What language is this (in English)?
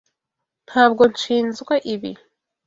Kinyarwanda